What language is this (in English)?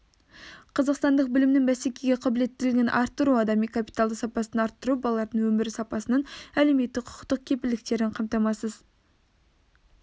Kazakh